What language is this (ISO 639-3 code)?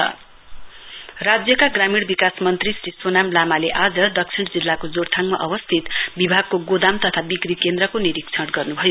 nep